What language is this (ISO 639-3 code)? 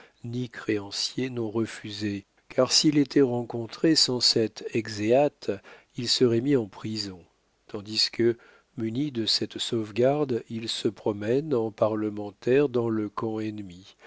fra